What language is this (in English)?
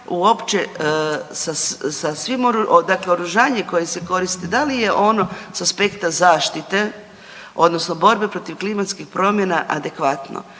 Croatian